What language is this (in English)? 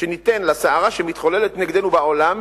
Hebrew